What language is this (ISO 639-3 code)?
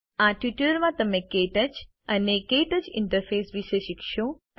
guj